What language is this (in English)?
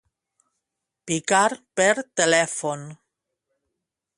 Catalan